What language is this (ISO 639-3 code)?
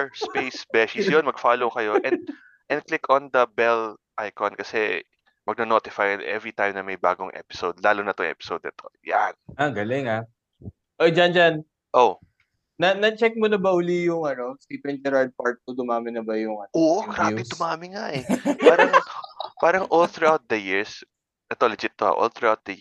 fil